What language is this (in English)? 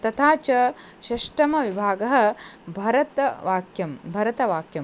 Sanskrit